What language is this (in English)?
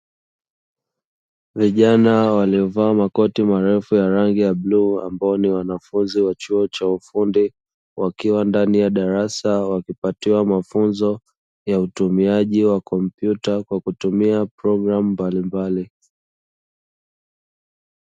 Swahili